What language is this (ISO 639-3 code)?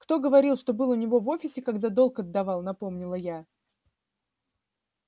rus